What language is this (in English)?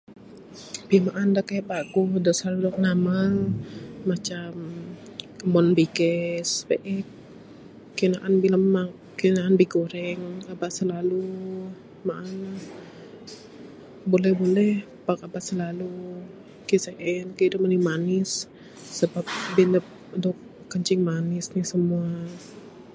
Bukar-Sadung Bidayuh